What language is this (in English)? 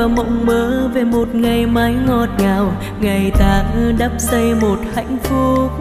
Vietnamese